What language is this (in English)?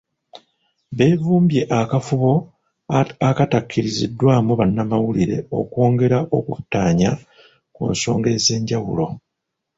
Ganda